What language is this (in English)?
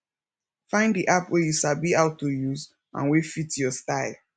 Nigerian Pidgin